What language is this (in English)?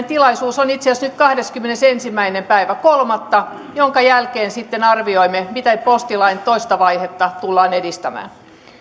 Finnish